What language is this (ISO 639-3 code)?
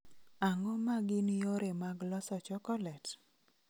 luo